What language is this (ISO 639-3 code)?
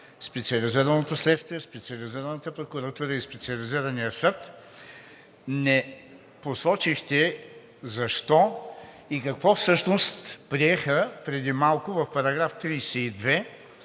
bul